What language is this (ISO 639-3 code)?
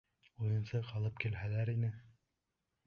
bak